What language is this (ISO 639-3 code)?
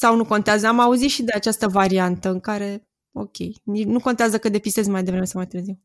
ron